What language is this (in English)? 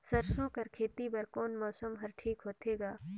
Chhattisgarhi